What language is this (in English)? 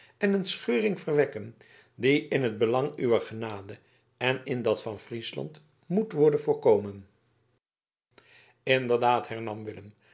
Dutch